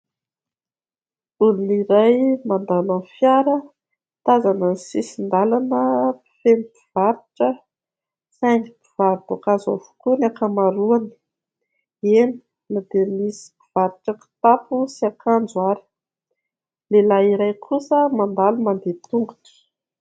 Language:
Malagasy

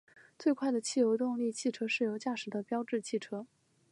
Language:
Chinese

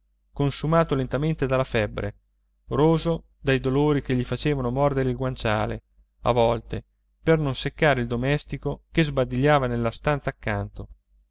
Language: Italian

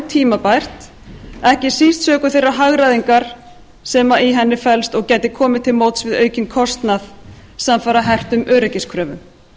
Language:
Icelandic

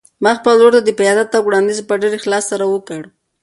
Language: Pashto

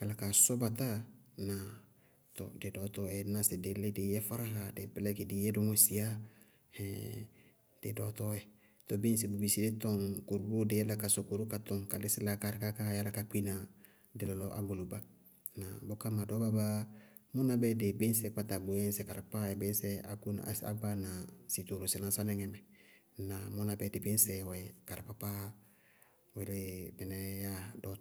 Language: Bago-Kusuntu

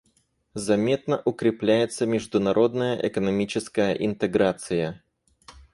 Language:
Russian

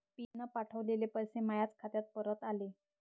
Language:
Marathi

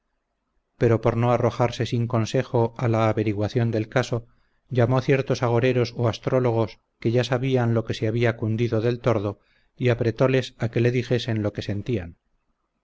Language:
Spanish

